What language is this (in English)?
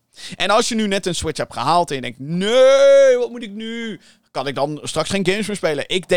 Dutch